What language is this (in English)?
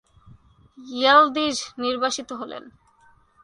Bangla